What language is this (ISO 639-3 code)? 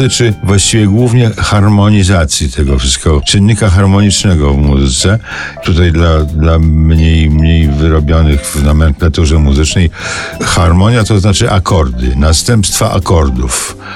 pol